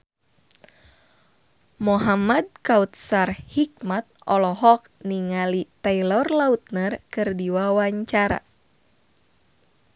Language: Sundanese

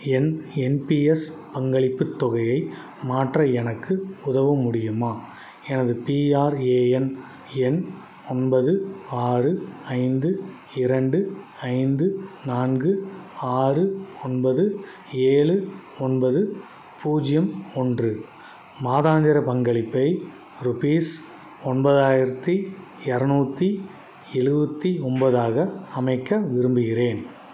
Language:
Tamil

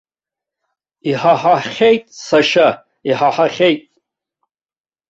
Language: Abkhazian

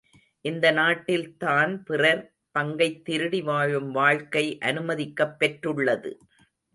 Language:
Tamil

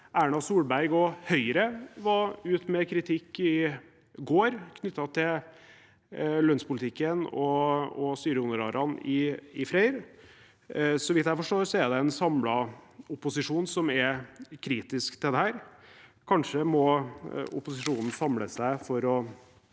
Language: Norwegian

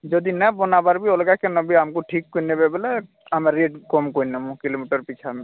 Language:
Odia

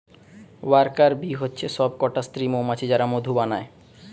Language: Bangla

